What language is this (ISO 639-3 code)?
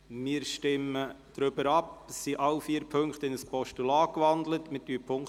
gsw